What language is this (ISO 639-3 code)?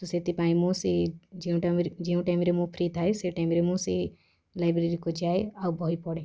ori